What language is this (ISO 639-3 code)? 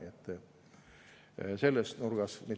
est